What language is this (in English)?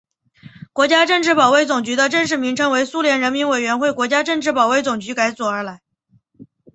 Chinese